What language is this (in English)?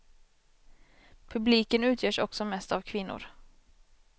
Swedish